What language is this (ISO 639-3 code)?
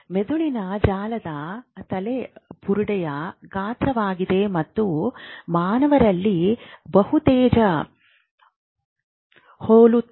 kan